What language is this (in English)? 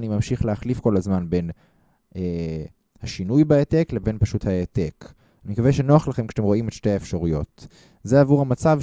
Hebrew